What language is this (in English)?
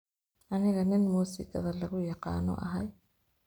Somali